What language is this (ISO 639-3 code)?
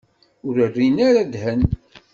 kab